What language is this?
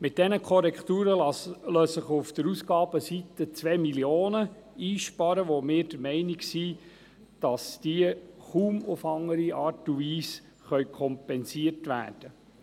Swiss German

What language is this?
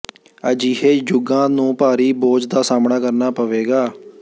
Punjabi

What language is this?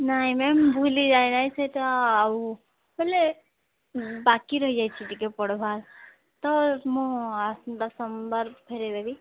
Odia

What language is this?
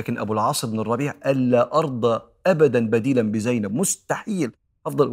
Arabic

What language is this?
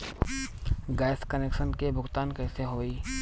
Bhojpuri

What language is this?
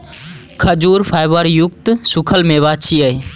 Maithili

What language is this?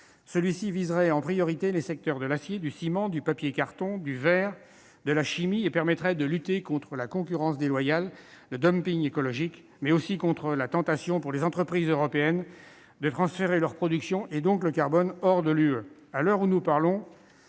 French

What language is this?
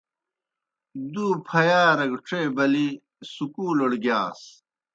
Kohistani Shina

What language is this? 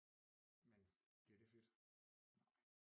Danish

